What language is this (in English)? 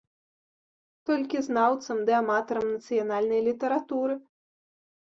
Belarusian